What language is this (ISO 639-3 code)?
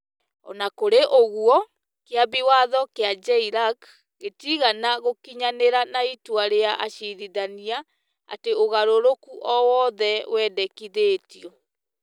kik